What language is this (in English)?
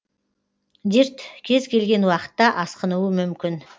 Kazakh